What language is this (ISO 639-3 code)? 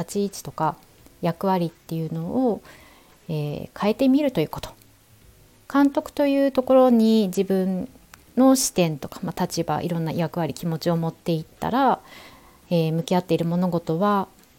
jpn